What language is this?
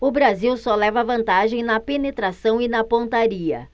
Portuguese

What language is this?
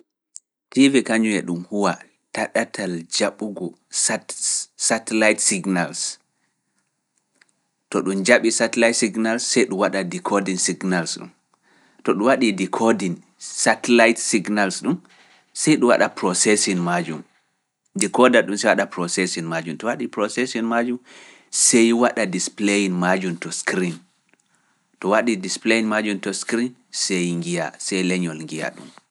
Fula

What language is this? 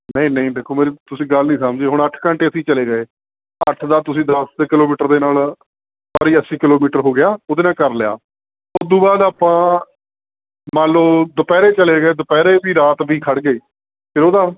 Punjabi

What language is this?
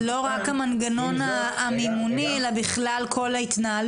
Hebrew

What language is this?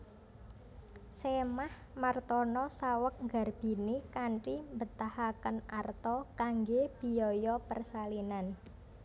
Javanese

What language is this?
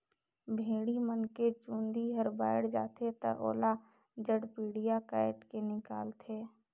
Chhattisgarhi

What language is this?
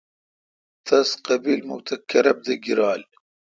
Kalkoti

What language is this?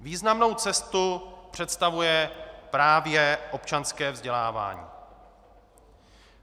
Czech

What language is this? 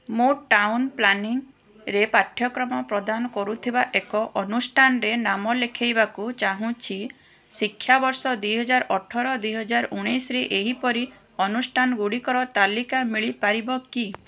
Odia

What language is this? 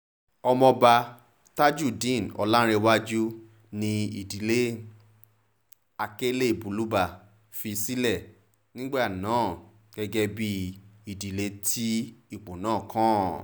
Yoruba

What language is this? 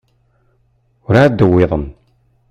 Kabyle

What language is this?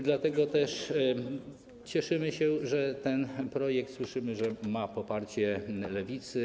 Polish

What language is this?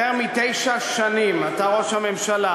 Hebrew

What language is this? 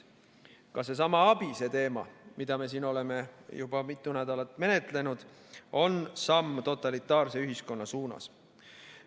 Estonian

